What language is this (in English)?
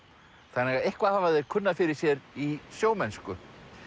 Icelandic